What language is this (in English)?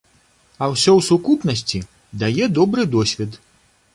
Belarusian